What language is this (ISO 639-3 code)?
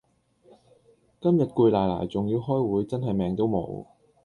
yue